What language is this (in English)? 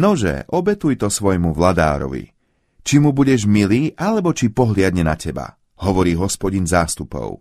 Slovak